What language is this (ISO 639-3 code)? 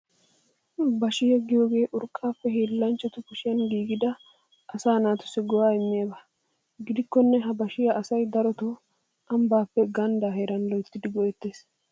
wal